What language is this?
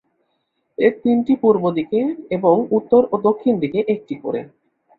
Bangla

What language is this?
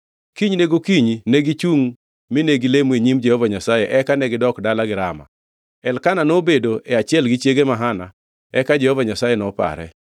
Luo (Kenya and Tanzania)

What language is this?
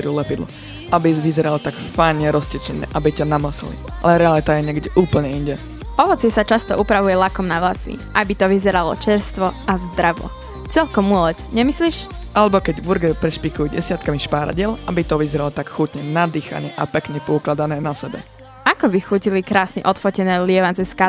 Slovak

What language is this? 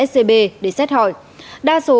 Vietnamese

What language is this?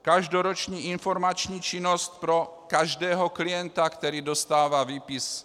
Czech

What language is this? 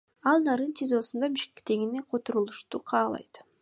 Kyrgyz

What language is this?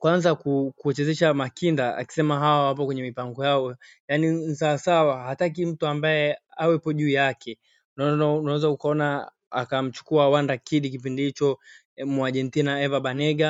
Swahili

